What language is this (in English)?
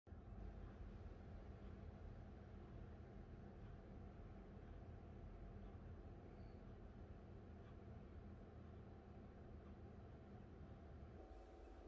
Romanian